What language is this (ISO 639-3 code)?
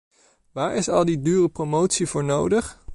nld